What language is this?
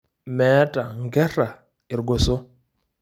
Masai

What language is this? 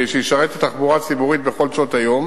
Hebrew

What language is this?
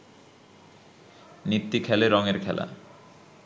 Bangla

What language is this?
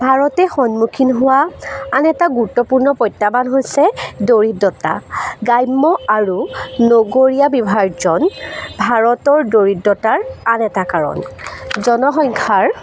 Assamese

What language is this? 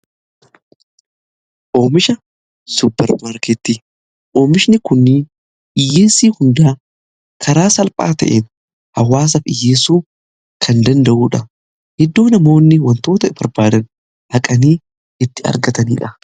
Oromo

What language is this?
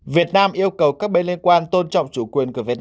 Vietnamese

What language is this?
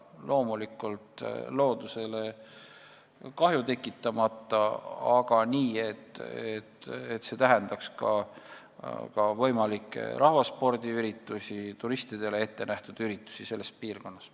Estonian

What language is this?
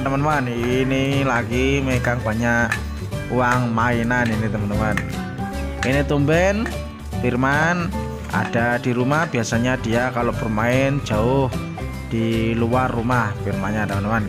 Indonesian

